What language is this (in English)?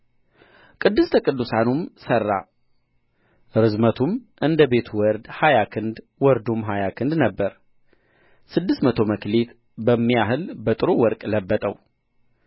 Amharic